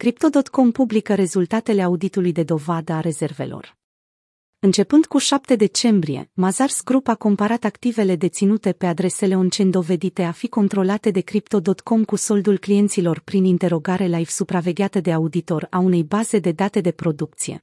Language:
Romanian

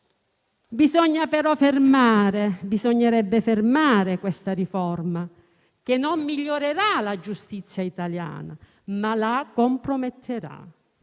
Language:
Italian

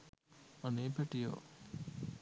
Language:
Sinhala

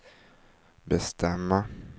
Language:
Swedish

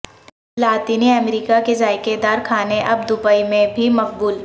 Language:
Urdu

